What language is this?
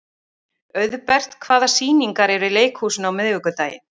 Icelandic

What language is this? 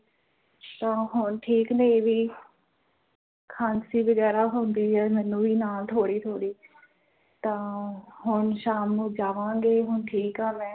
Punjabi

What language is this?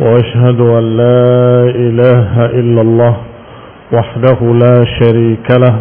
Indonesian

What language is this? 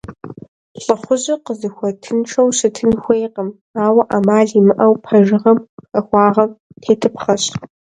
Kabardian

